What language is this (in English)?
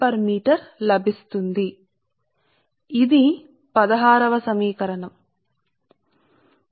Telugu